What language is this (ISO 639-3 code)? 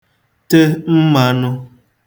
ibo